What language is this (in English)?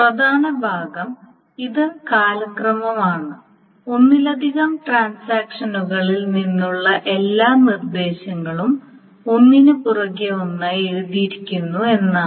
Malayalam